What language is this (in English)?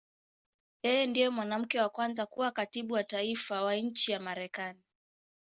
Swahili